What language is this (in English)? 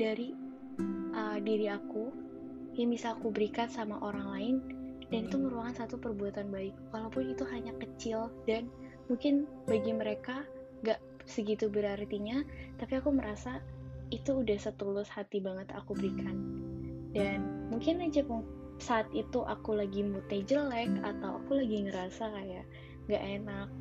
Indonesian